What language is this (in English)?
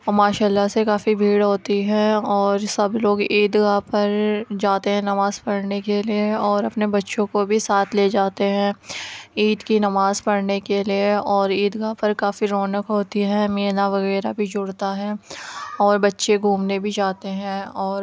Urdu